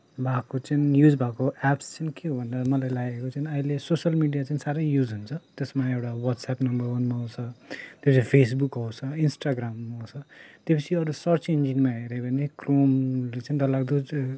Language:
Nepali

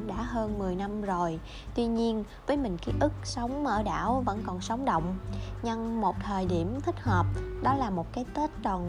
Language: Vietnamese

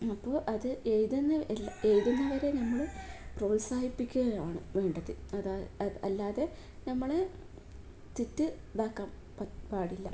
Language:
Malayalam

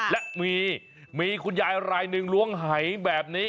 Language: Thai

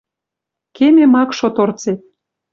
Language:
Western Mari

